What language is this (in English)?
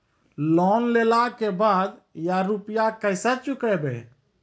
Maithili